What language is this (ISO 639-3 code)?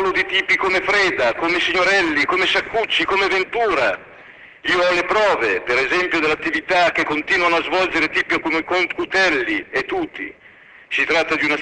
ita